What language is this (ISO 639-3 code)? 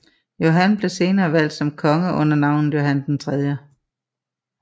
dan